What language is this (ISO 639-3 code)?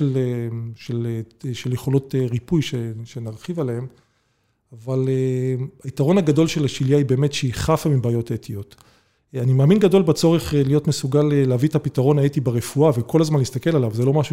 heb